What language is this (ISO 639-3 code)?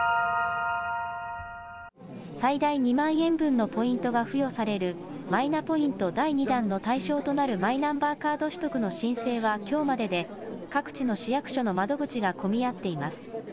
jpn